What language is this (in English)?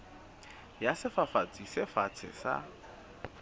Southern Sotho